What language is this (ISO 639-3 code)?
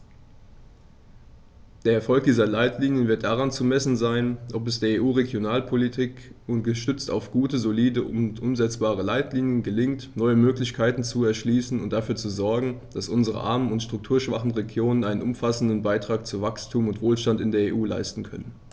deu